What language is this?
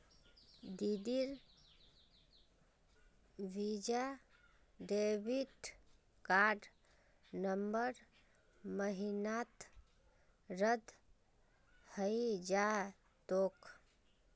Magahi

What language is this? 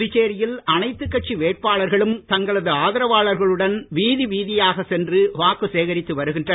Tamil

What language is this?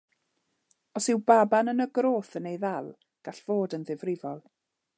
Welsh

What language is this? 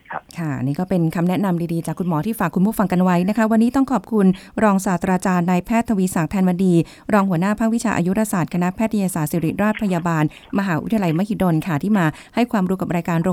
Thai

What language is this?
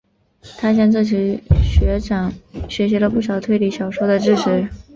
Chinese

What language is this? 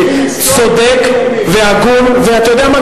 Hebrew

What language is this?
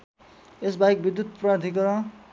Nepali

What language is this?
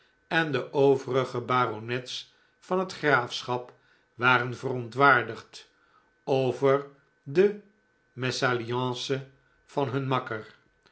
Dutch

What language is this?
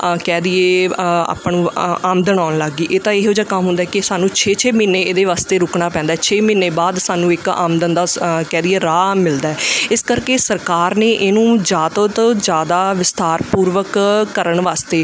Punjabi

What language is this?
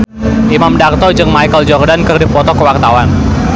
Sundanese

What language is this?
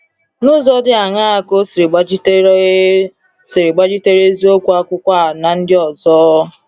Igbo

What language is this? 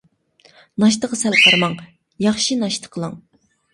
Uyghur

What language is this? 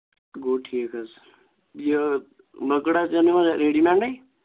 Kashmiri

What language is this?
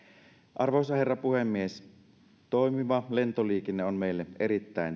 Finnish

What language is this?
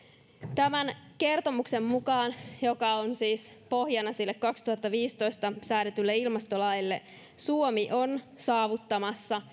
Finnish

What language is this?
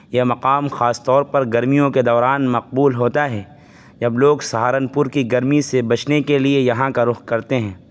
Urdu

